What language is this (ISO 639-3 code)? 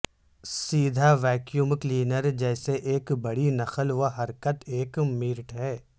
urd